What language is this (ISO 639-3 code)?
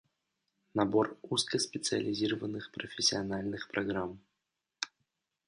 rus